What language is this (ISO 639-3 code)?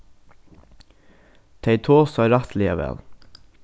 fao